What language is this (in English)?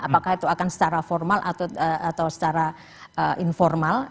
Indonesian